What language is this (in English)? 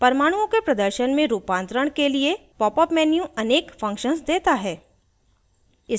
Hindi